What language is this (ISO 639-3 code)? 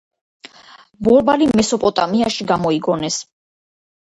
kat